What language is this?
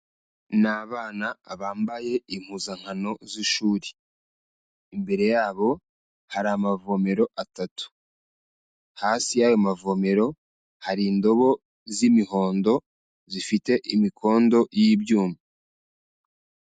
Kinyarwanda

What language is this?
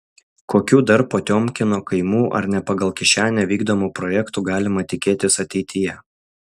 Lithuanian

